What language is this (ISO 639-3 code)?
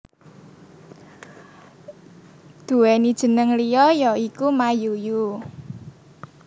jav